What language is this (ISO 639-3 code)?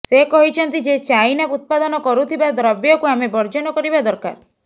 ori